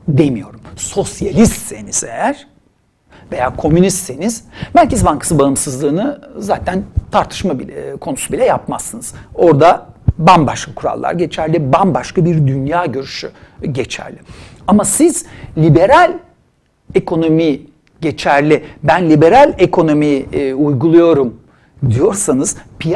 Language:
Turkish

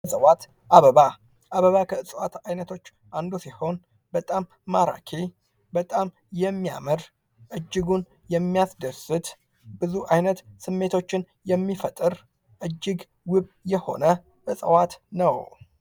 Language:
Amharic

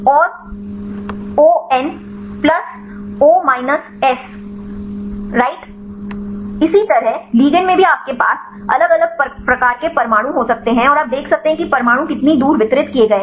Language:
Hindi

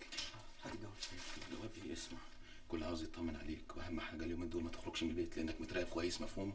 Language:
Arabic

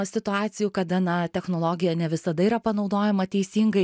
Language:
Lithuanian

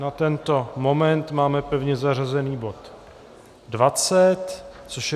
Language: Czech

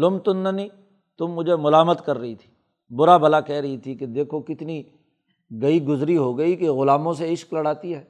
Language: Urdu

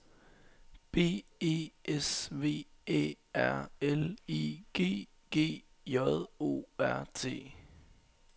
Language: Danish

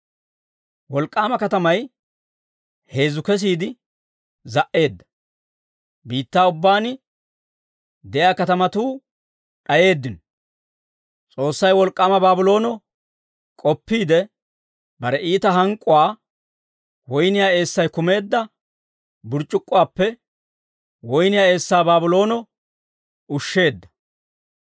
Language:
Dawro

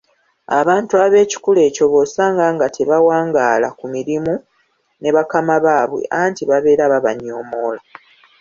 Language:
Ganda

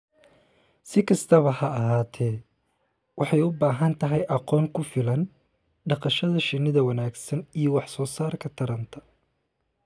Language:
Somali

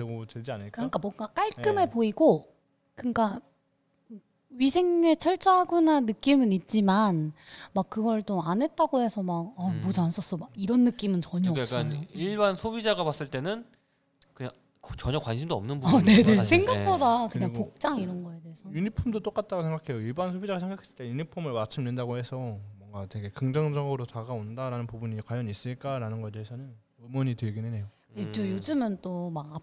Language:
Korean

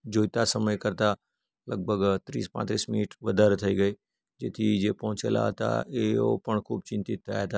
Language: Gujarati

